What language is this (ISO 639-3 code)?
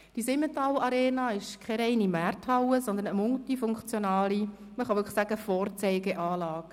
gsw